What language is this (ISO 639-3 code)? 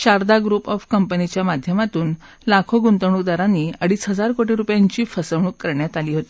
mar